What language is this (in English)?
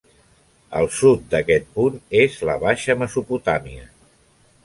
Catalan